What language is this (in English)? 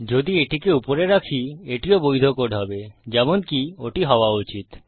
Bangla